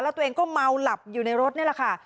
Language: Thai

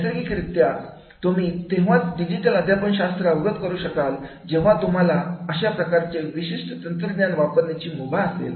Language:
Marathi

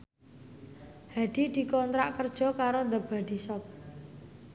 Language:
Javanese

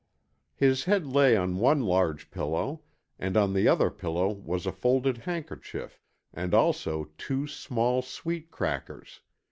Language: English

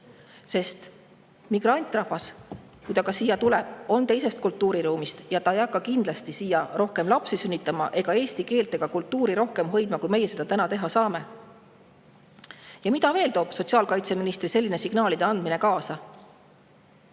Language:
Estonian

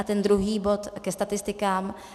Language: Czech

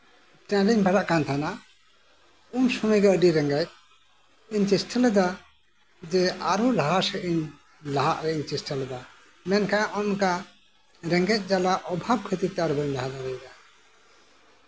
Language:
Santali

